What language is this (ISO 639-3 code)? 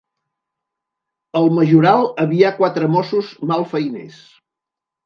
cat